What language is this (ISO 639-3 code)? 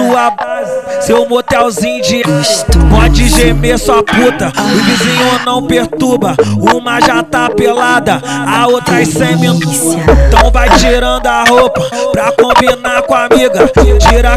por